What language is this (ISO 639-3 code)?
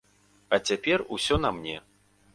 bel